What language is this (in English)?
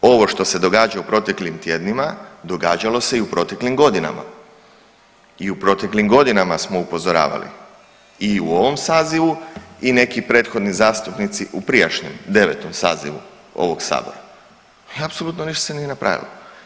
Croatian